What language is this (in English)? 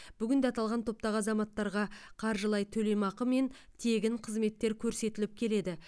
Kazakh